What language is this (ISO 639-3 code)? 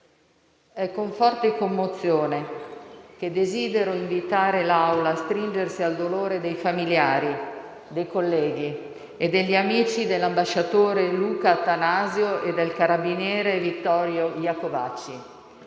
ita